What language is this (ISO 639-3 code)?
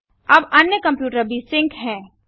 hin